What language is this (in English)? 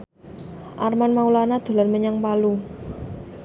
Javanese